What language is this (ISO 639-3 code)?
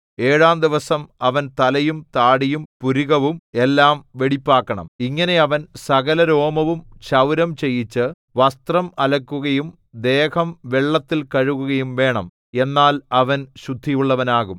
mal